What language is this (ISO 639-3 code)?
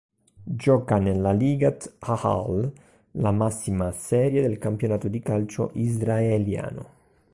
ita